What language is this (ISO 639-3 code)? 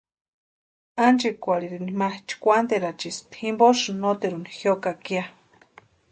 pua